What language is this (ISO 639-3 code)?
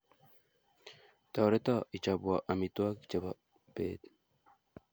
kln